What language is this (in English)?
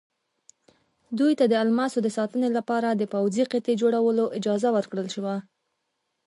Pashto